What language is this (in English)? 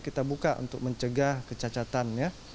Indonesian